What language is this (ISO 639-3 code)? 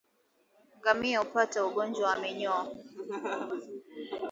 swa